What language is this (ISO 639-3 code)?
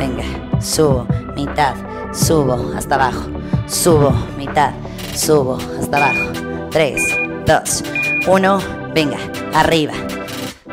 spa